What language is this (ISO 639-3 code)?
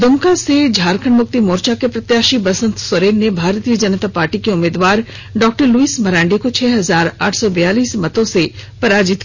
hin